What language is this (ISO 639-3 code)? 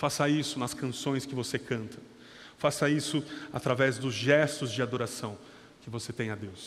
por